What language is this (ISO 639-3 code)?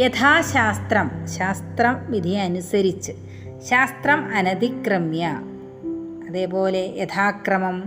mal